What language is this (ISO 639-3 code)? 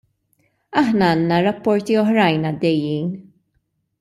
mlt